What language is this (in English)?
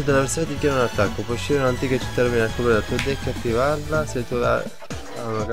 Italian